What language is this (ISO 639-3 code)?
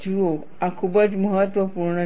guj